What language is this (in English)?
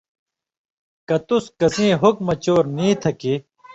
Indus Kohistani